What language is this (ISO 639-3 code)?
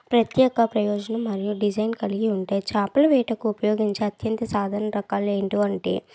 tel